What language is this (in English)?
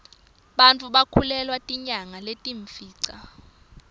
Swati